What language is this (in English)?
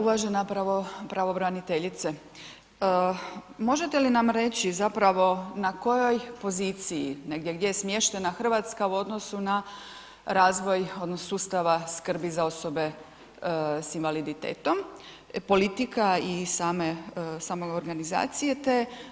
Croatian